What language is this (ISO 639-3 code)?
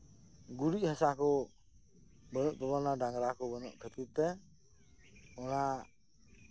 sat